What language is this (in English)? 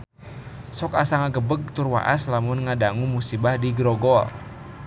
Sundanese